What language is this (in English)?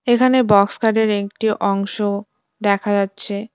Bangla